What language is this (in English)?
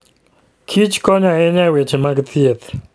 Luo (Kenya and Tanzania)